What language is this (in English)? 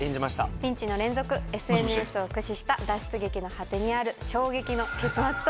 Japanese